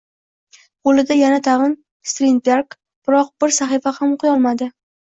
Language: Uzbek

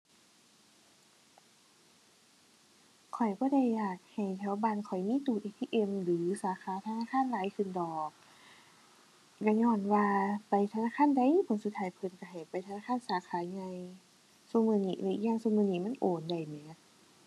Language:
Thai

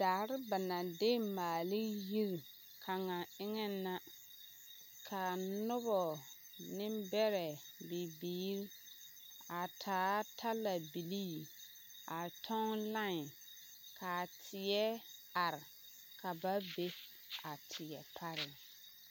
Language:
Southern Dagaare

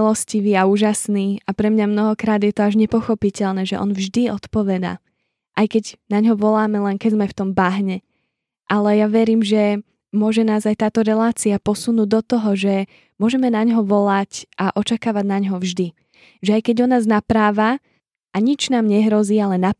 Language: Slovak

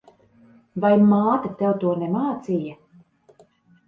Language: Latvian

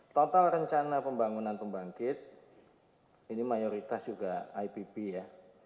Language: Indonesian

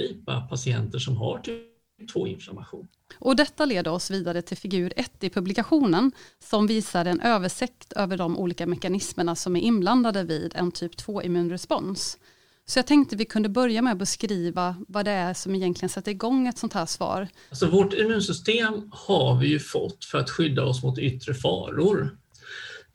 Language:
Swedish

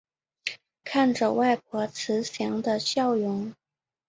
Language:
Chinese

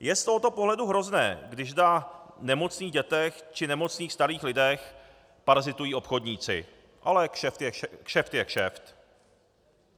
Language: Czech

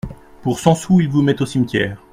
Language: French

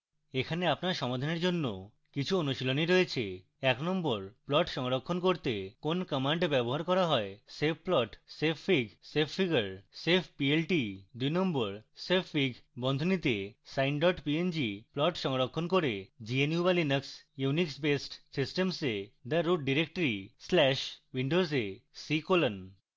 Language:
Bangla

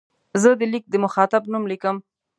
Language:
Pashto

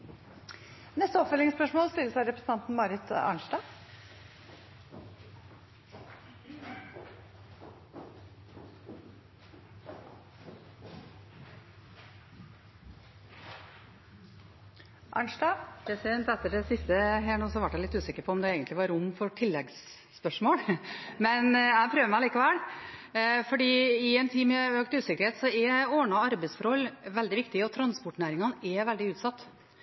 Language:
Norwegian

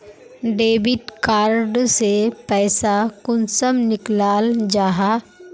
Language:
Magahi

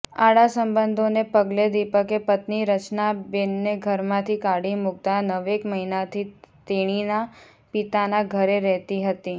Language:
Gujarati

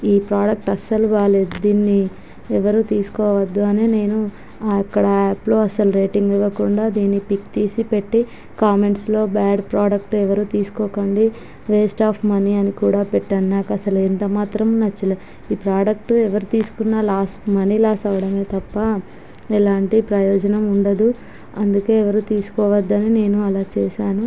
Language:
Telugu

